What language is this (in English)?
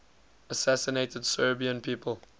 English